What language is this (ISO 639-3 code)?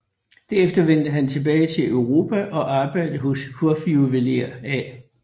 dan